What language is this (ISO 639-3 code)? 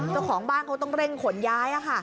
tha